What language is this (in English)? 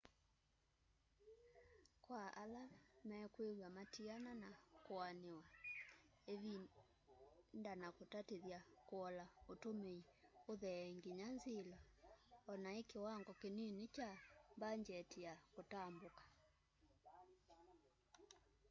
Kamba